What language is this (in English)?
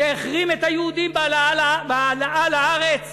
Hebrew